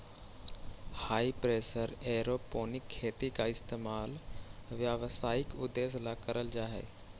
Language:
Magahi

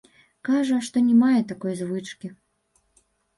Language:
Belarusian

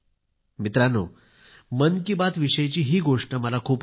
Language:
Marathi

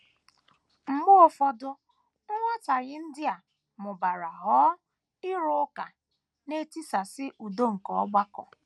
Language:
Igbo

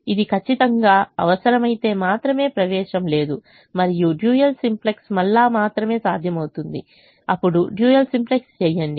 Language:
Telugu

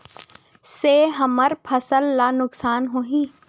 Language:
Chhattisgarhi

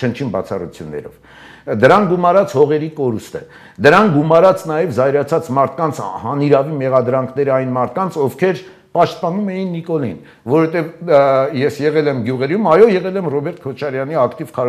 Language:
Turkish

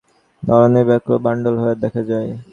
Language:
Bangla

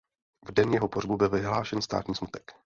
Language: Czech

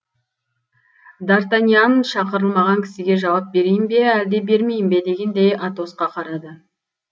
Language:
Kazakh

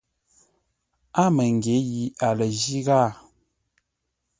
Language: Ngombale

